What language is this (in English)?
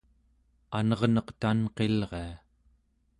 Central Yupik